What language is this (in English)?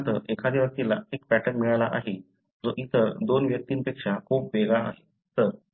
Marathi